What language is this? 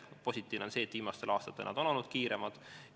Estonian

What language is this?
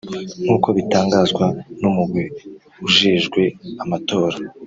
Kinyarwanda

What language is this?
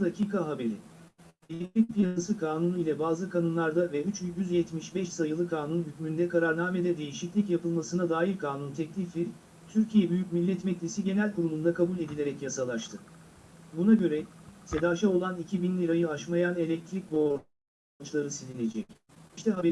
Turkish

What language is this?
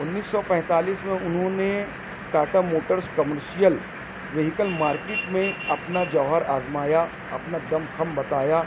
Urdu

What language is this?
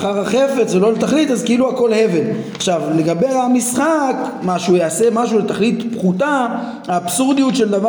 Hebrew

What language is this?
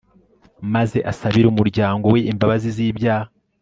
Kinyarwanda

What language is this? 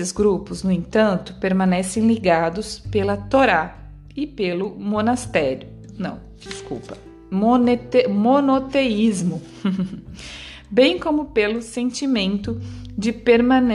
Portuguese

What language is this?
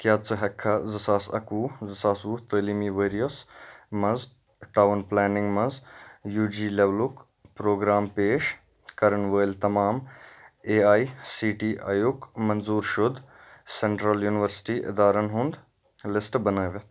Kashmiri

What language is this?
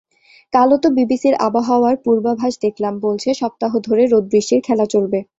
Bangla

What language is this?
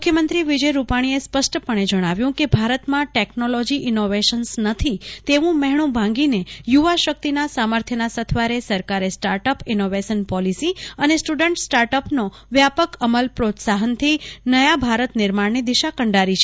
Gujarati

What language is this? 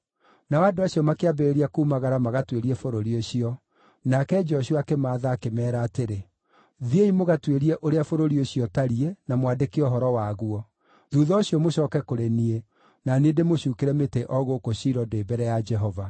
Kikuyu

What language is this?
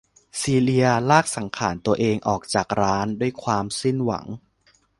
Thai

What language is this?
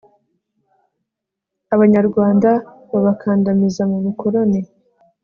Kinyarwanda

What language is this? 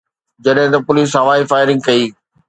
Sindhi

